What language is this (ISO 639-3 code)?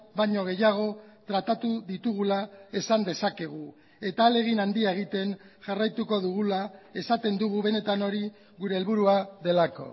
eus